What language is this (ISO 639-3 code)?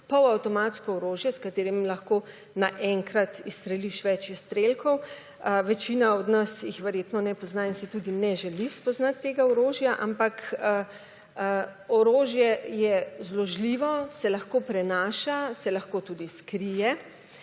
slv